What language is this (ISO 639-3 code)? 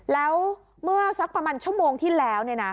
tha